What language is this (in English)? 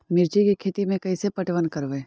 Magahi